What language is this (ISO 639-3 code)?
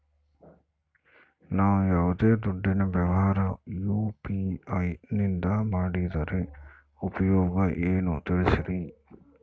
kan